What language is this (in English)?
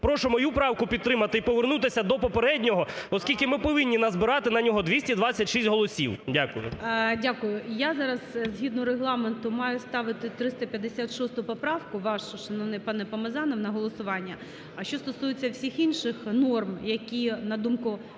Ukrainian